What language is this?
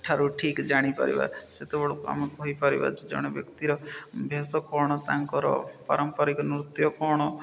Odia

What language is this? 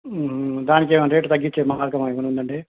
Telugu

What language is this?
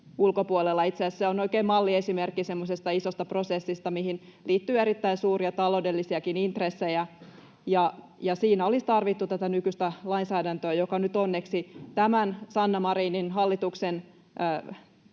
Finnish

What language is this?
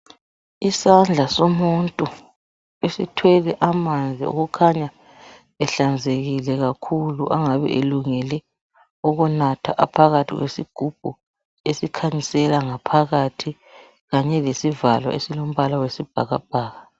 North Ndebele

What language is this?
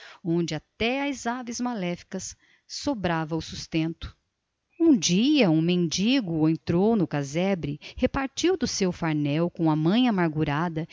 Portuguese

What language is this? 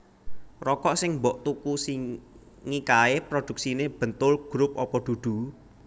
Javanese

